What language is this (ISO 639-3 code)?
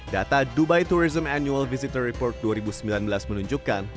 ind